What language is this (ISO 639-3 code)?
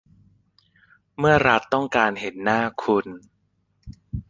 tha